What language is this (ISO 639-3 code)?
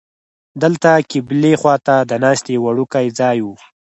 pus